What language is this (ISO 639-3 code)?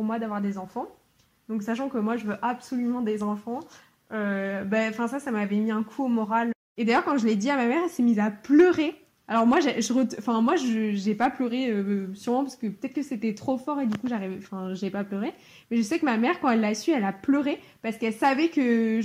fra